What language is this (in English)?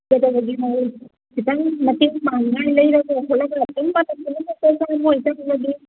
Manipuri